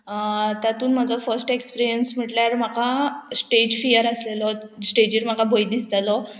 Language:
Konkani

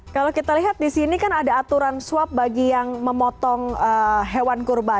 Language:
Indonesian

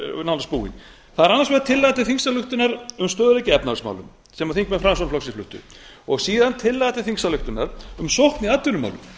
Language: Icelandic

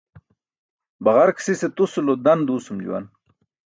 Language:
Burushaski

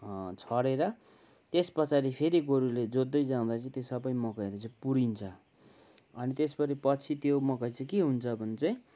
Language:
Nepali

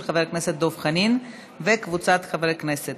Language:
Hebrew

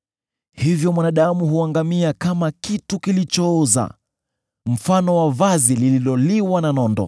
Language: Swahili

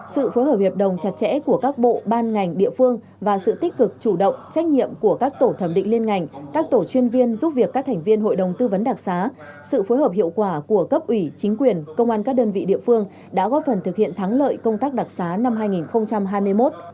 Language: Vietnamese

